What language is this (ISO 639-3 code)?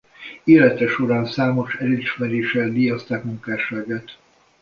hun